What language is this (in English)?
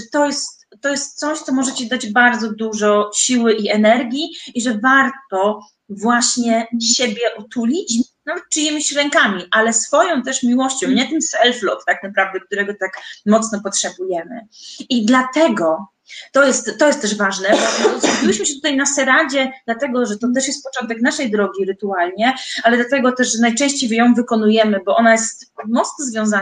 Polish